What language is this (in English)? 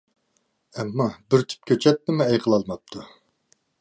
Uyghur